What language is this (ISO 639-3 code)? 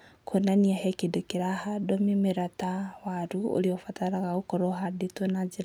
kik